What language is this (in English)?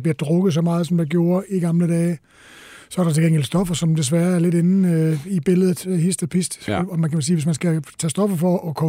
Danish